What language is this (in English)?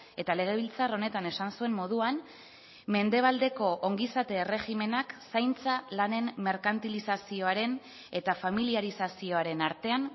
Basque